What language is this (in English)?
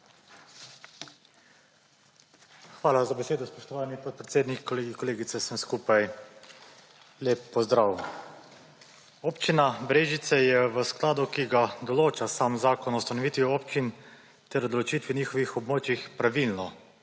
Slovenian